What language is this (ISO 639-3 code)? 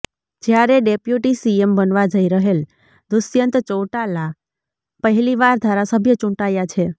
guj